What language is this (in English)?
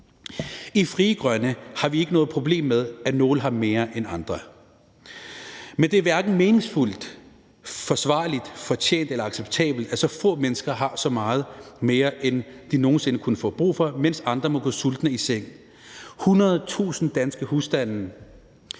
Danish